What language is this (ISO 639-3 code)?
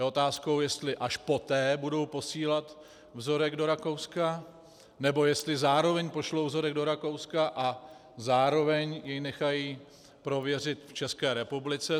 ces